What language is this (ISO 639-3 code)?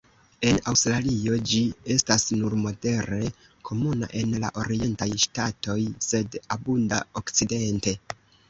epo